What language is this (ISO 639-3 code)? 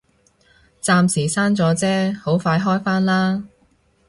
yue